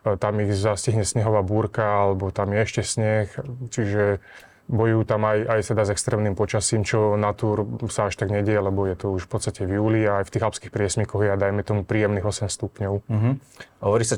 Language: Slovak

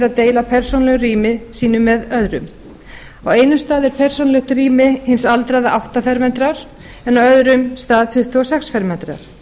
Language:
Icelandic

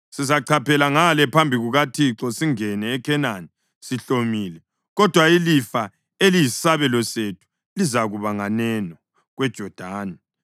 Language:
North Ndebele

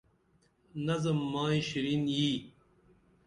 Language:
Dameli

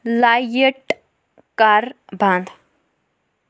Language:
Kashmiri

